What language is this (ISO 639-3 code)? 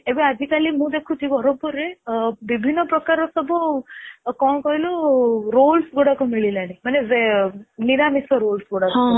ori